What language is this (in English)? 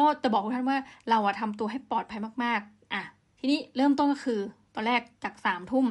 Thai